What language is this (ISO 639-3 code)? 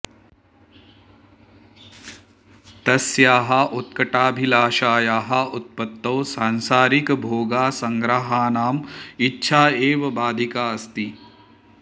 san